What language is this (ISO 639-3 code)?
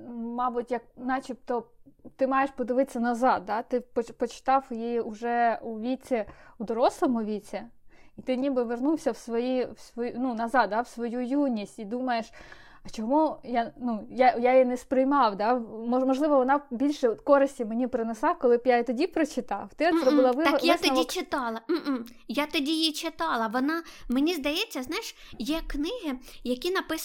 ukr